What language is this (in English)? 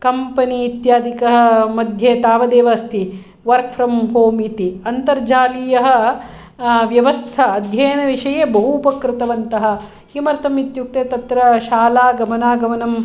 Sanskrit